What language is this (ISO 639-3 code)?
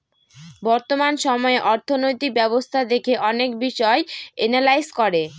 ben